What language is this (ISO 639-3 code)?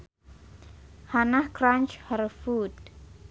sun